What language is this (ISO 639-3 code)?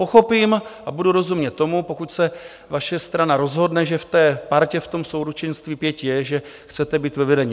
ces